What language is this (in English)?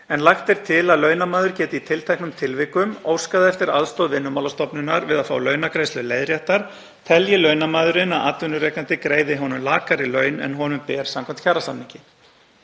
Icelandic